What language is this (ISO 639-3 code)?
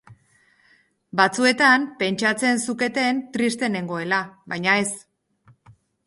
eus